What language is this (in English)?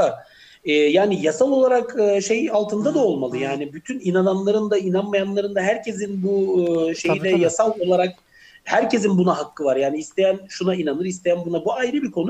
Turkish